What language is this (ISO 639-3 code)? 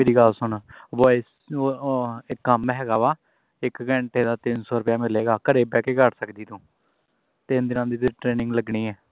pan